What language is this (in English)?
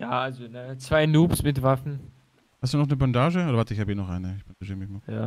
German